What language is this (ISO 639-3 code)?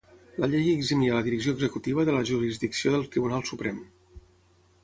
cat